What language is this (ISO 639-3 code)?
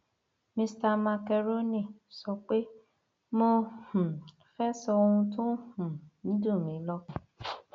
yor